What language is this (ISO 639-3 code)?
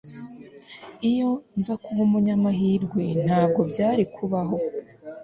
kin